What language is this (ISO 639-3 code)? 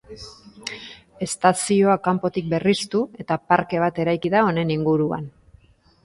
eus